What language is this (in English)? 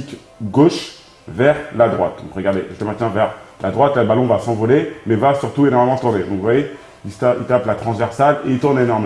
French